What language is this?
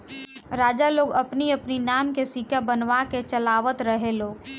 Bhojpuri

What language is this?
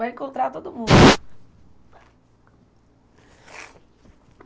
Portuguese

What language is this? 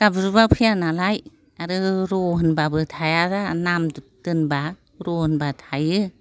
Bodo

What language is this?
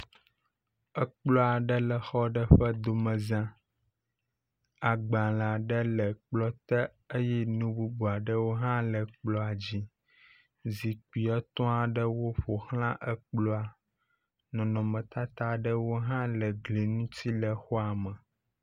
Ewe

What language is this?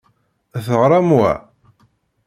Kabyle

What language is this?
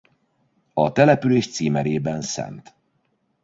Hungarian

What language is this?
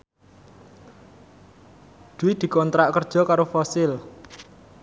Javanese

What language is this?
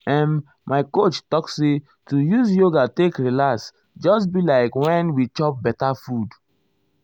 Nigerian Pidgin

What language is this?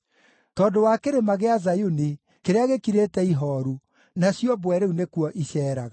Kikuyu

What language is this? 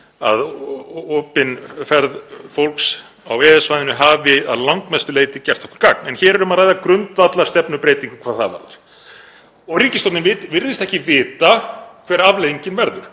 Icelandic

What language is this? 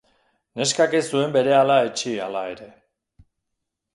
Basque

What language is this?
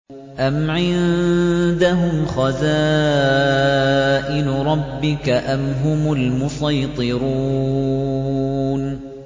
Arabic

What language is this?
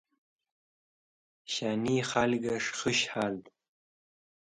Wakhi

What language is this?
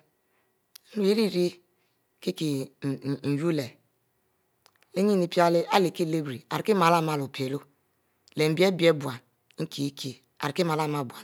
Mbe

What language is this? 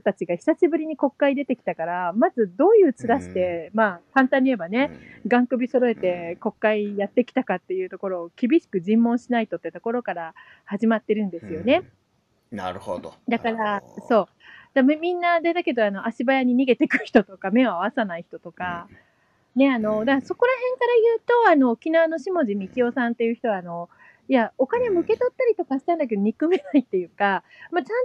Japanese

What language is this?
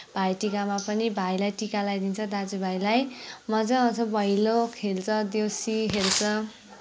Nepali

